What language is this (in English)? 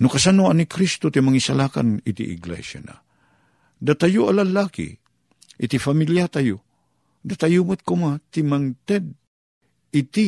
Filipino